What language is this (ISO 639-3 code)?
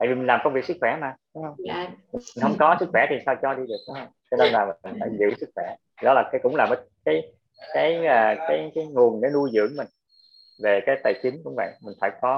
vie